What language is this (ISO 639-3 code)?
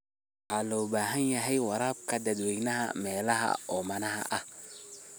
som